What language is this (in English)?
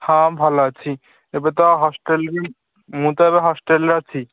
Odia